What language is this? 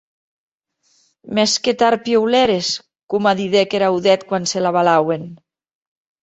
Occitan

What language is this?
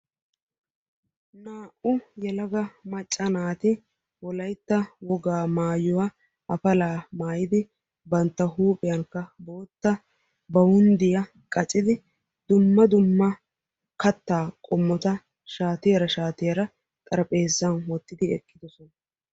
Wolaytta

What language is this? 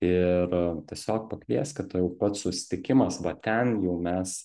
Lithuanian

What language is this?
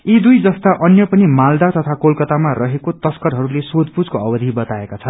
Nepali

